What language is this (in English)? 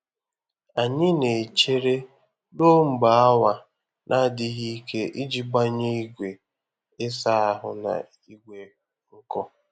Igbo